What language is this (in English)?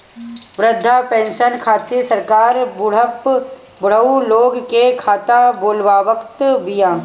Bhojpuri